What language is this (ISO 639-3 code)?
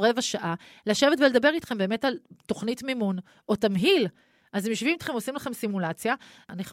heb